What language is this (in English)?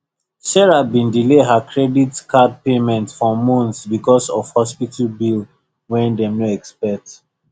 Nigerian Pidgin